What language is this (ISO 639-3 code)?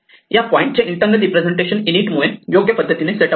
mar